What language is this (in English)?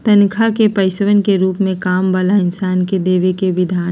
Magahi